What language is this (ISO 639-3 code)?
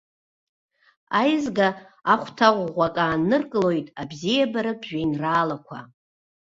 abk